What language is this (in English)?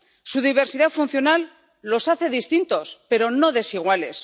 Spanish